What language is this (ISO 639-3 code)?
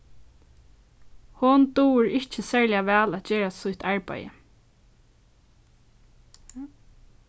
fao